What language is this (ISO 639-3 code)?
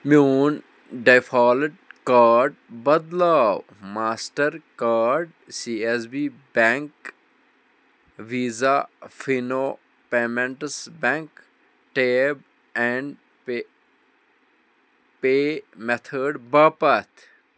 kas